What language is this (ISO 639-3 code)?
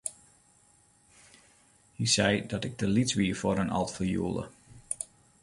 fry